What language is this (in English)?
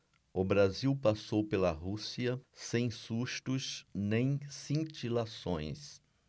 Portuguese